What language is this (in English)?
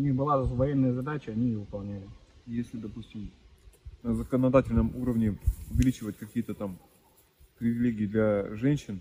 Russian